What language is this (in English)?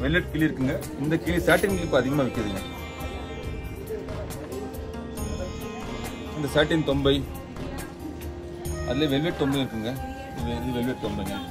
Tamil